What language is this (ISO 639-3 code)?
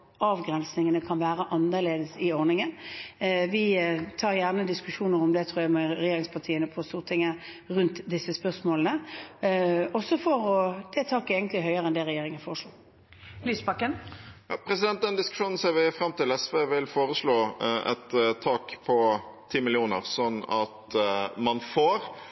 nor